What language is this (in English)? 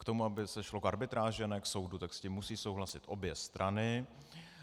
Czech